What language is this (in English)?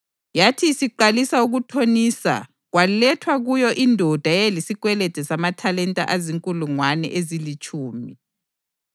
North Ndebele